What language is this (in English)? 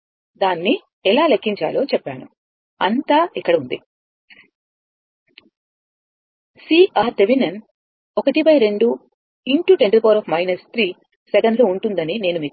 Telugu